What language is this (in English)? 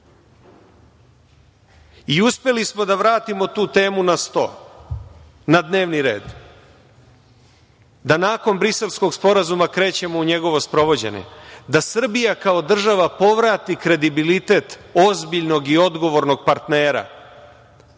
Serbian